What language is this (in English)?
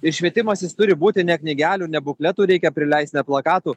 Lithuanian